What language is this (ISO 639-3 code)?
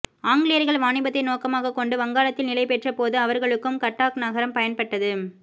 tam